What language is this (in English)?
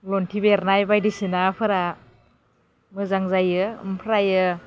Bodo